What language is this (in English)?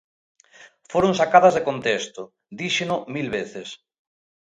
Galician